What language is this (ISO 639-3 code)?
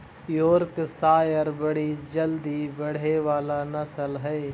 mag